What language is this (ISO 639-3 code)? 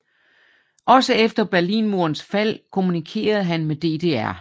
dan